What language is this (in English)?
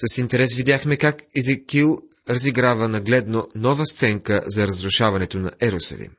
Bulgarian